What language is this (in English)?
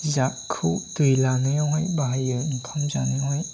Bodo